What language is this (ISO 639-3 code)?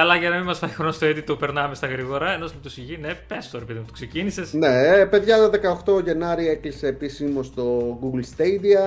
ell